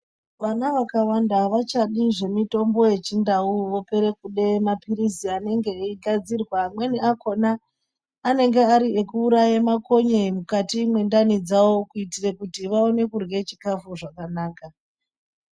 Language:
Ndau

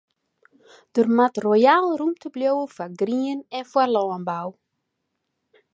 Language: Western Frisian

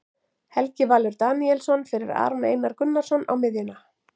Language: Icelandic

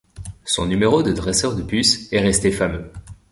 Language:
French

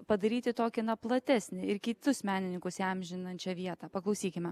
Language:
Lithuanian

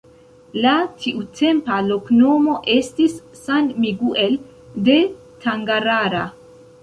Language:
Esperanto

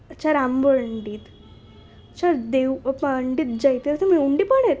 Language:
Marathi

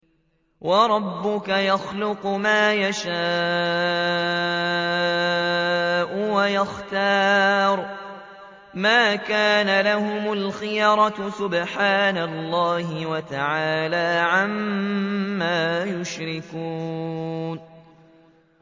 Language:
Arabic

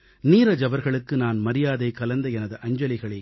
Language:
Tamil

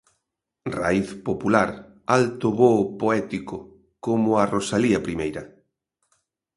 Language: Galician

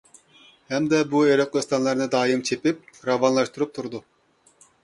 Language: Uyghur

